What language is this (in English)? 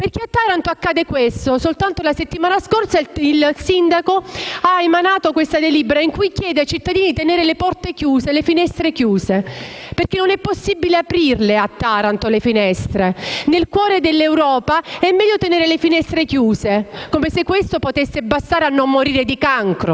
Italian